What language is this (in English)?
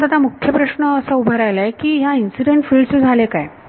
Marathi